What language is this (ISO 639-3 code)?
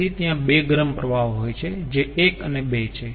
guj